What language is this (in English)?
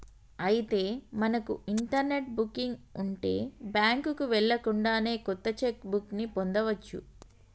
Telugu